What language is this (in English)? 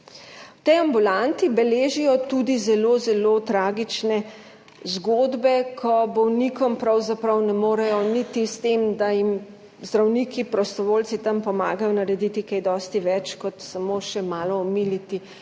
Slovenian